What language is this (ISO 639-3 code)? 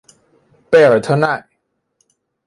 zho